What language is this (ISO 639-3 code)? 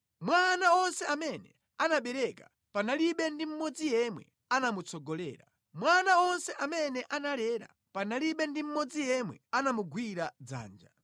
nya